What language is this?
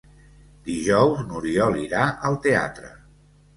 Catalan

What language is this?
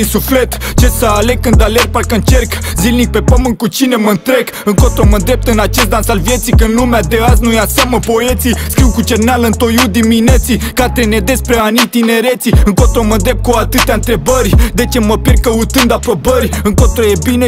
Romanian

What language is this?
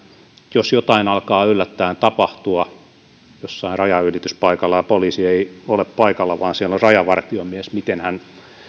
Finnish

